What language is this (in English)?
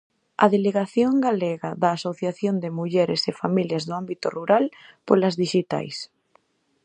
Galician